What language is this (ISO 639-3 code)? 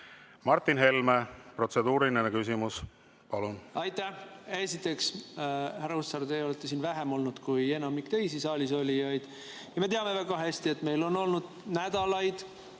est